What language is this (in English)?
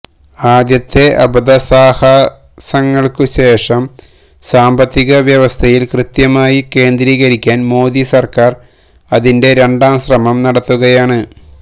Malayalam